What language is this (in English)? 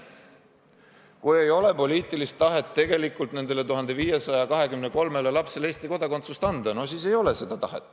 Estonian